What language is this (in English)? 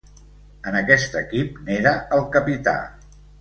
Catalan